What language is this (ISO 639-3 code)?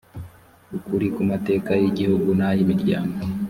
kin